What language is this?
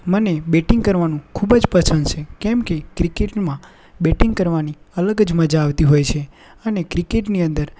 Gujarati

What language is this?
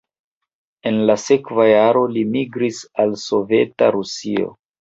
Esperanto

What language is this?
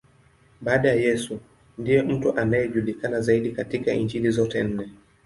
Swahili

